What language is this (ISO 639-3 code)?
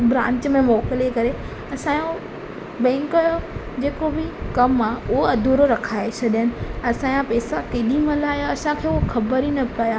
snd